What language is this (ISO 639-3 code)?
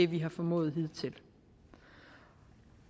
dan